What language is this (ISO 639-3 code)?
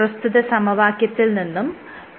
mal